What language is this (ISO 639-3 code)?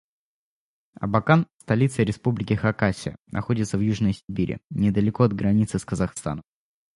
rus